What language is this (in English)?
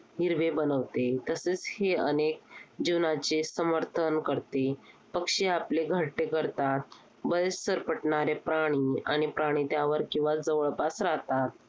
Marathi